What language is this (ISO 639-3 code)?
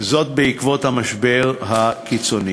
heb